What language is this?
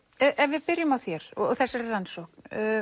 Icelandic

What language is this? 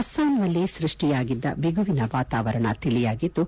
Kannada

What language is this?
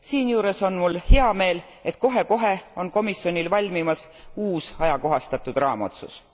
Estonian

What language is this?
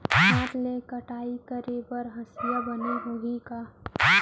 Chhattisgarhi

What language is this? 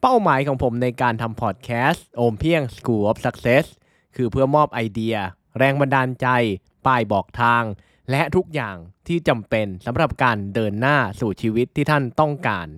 Thai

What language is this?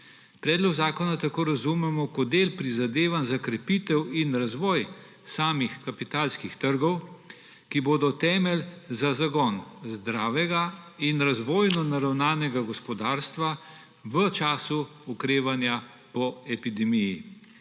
Slovenian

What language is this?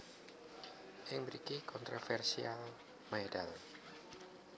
Javanese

